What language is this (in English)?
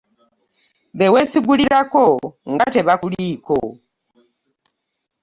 Ganda